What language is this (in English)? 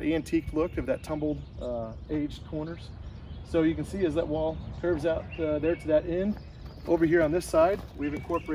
English